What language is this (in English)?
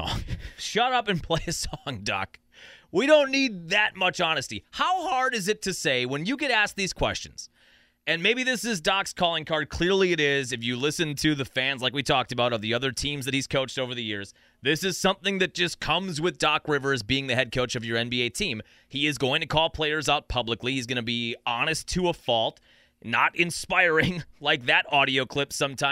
English